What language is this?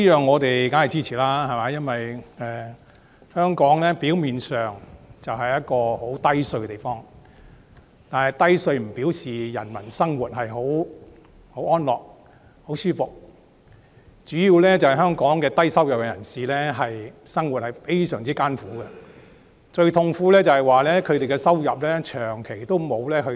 Cantonese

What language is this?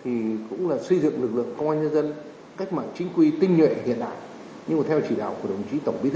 Vietnamese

